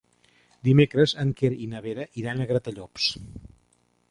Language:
Catalan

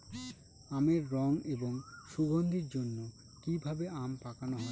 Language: Bangla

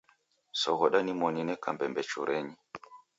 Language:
Taita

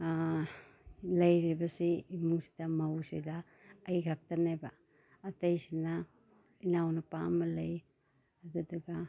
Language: Manipuri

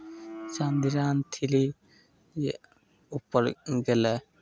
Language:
Maithili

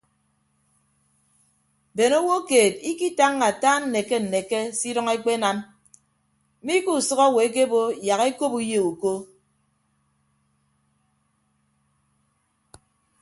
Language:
Ibibio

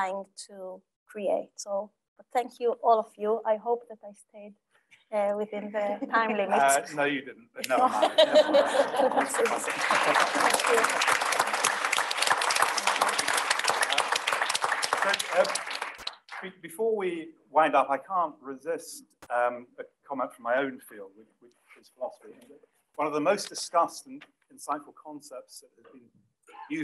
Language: English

